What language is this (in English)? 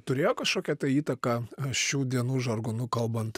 Lithuanian